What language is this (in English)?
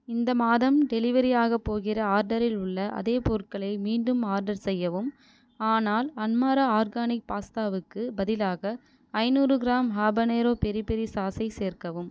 Tamil